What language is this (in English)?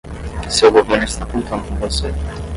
Portuguese